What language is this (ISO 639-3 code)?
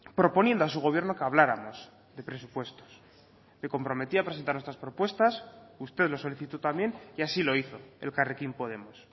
spa